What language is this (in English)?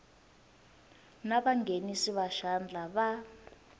Tsonga